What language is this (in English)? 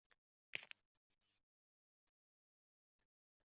Uzbek